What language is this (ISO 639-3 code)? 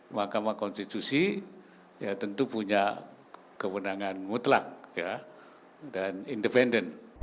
ind